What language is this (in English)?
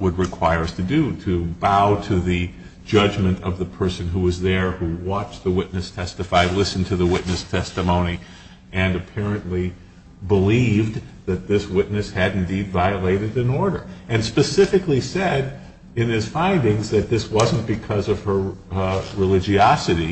English